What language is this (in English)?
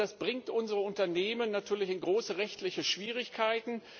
German